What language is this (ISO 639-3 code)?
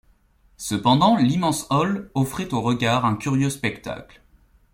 fra